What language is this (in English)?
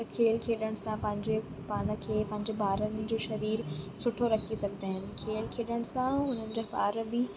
Sindhi